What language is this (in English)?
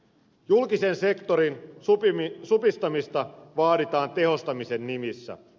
Finnish